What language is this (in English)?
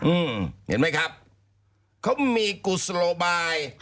Thai